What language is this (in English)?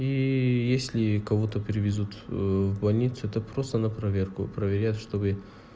Russian